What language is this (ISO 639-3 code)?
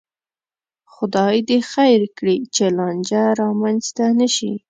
pus